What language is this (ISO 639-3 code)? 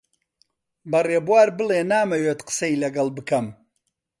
ckb